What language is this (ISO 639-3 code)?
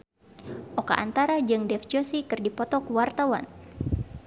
sun